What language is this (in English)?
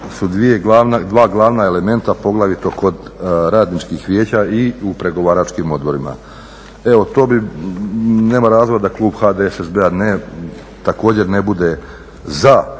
Croatian